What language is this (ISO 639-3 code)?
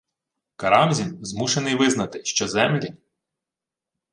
ukr